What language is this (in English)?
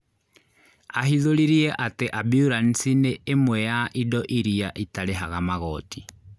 Kikuyu